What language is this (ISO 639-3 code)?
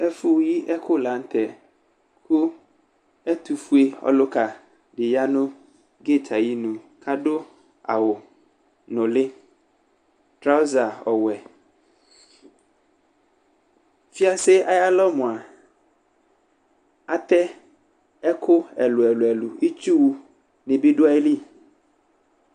kpo